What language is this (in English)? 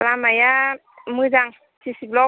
Bodo